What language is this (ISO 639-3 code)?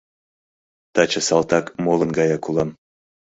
chm